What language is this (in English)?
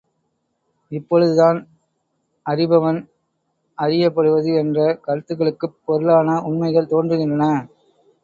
Tamil